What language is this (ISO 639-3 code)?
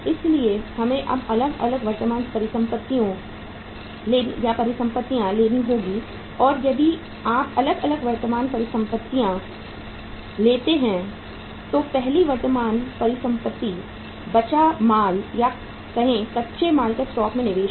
hin